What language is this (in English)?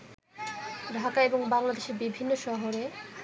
Bangla